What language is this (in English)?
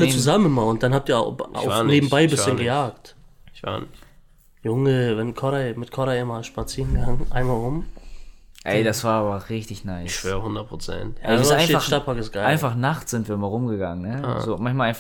German